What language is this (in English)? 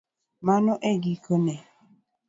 Luo (Kenya and Tanzania)